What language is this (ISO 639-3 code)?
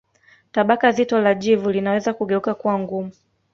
swa